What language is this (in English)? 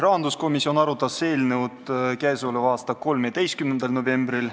Estonian